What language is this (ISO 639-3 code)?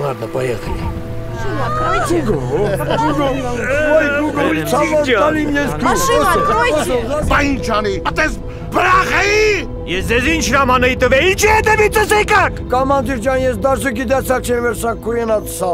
rus